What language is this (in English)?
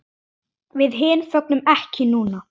Icelandic